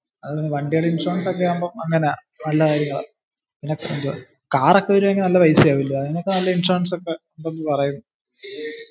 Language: Malayalam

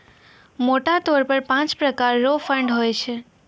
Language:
Maithili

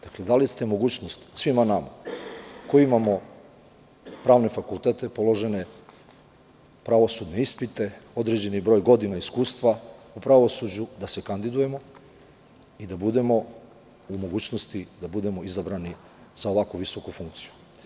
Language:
Serbian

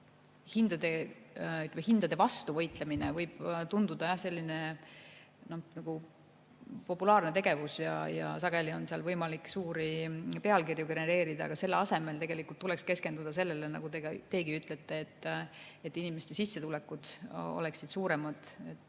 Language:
Estonian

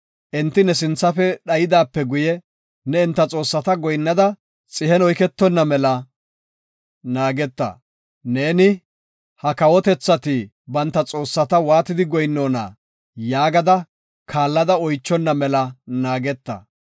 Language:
Gofa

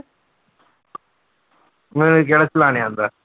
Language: Punjabi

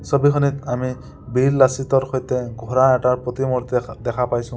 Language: Assamese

